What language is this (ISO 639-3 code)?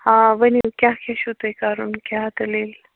kas